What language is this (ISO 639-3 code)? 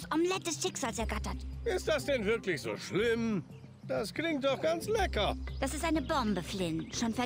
deu